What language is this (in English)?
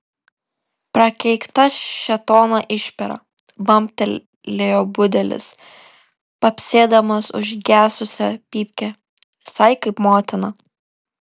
Lithuanian